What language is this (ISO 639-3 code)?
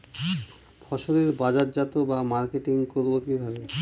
ben